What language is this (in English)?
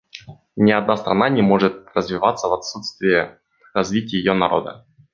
Russian